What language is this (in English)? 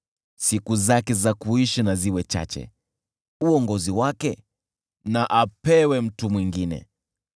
Swahili